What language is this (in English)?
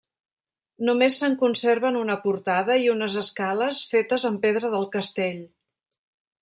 Catalan